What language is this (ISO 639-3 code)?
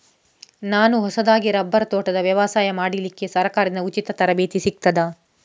kan